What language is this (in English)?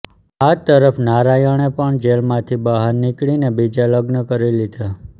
Gujarati